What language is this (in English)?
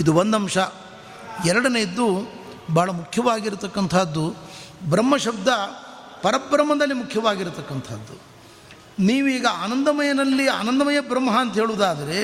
Kannada